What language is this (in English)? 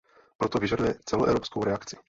Czech